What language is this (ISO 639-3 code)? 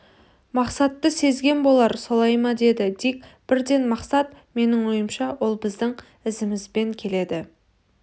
kaz